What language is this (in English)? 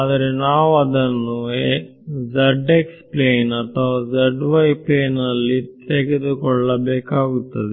Kannada